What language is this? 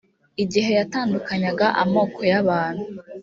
Kinyarwanda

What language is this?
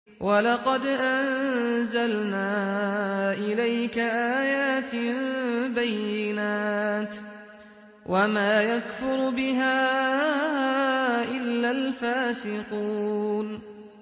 Arabic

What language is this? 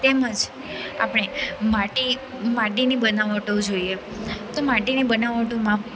Gujarati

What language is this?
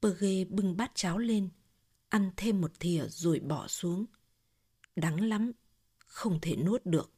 Vietnamese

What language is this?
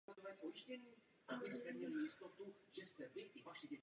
Czech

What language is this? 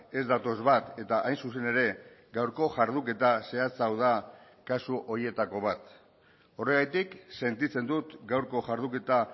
Basque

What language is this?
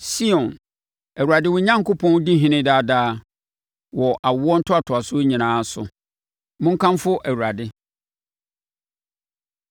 Akan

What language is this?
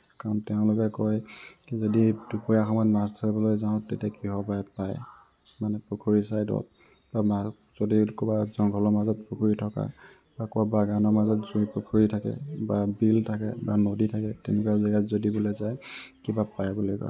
Assamese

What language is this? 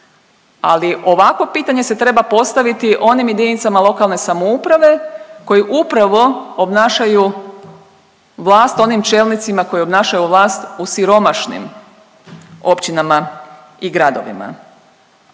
Croatian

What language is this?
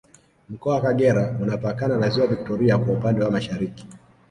Swahili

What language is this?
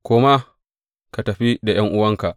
Hausa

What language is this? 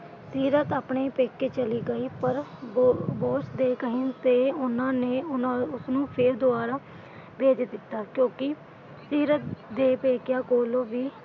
Punjabi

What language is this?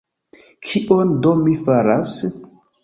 Esperanto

